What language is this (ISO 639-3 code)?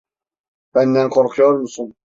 tur